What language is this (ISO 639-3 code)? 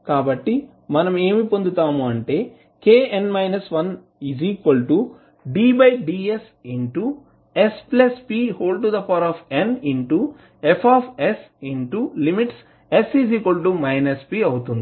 tel